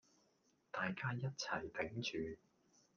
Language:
Cantonese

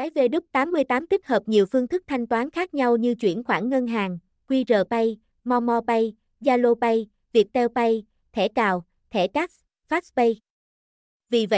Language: Vietnamese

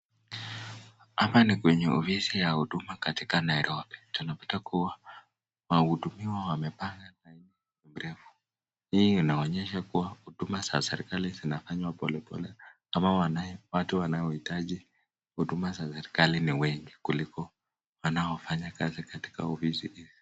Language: Swahili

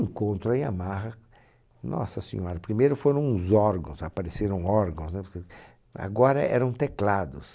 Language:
Portuguese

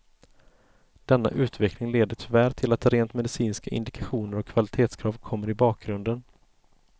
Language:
Swedish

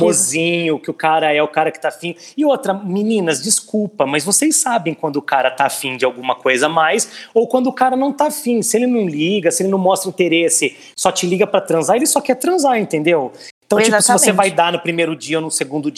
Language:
Portuguese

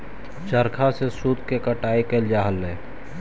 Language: Magahi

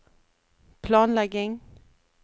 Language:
Norwegian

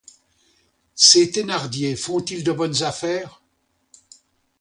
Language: French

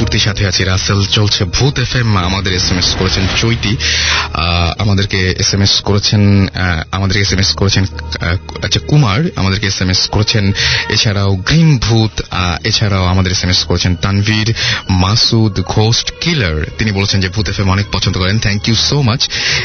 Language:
Bangla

